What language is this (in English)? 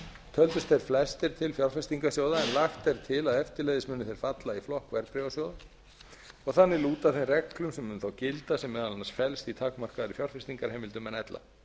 Icelandic